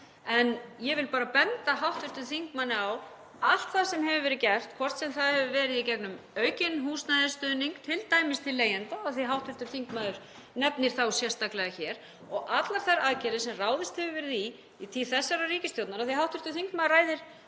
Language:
Icelandic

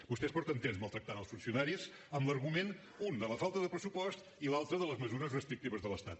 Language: Catalan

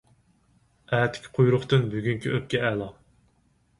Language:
Uyghur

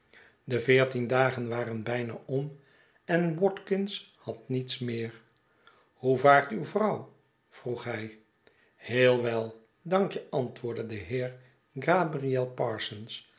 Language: Dutch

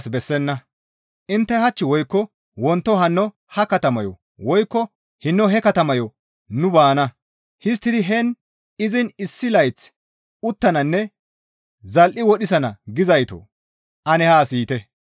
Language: Gamo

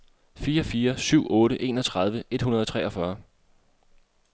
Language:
Danish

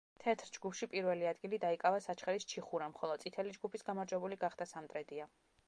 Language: Georgian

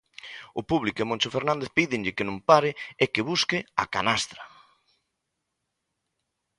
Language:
Galician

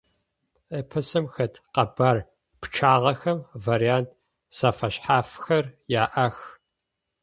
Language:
Adyghe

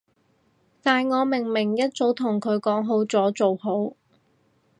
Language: Cantonese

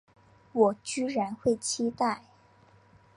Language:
Chinese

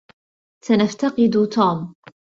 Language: Arabic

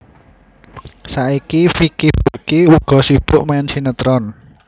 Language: Javanese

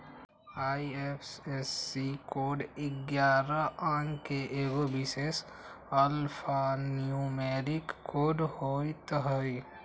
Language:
Magahi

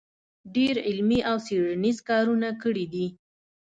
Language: Pashto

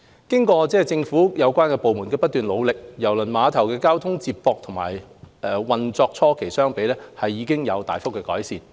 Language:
Cantonese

